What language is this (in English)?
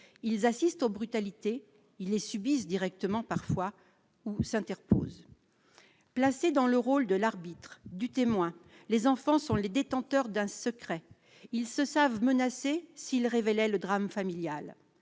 French